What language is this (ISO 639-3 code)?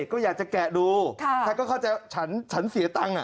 tha